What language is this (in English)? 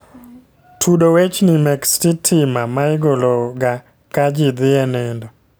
Luo (Kenya and Tanzania)